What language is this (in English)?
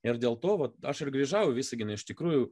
Lithuanian